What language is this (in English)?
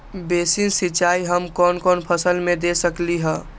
Magahi